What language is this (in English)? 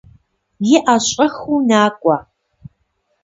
Kabardian